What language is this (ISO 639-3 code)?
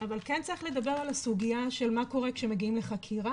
heb